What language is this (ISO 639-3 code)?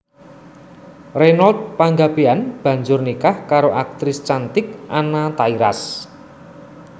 jav